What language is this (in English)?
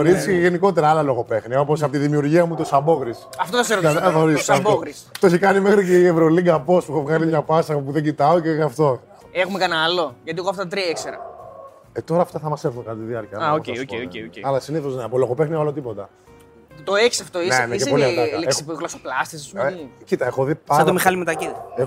Greek